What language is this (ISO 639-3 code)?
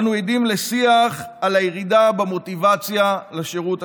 heb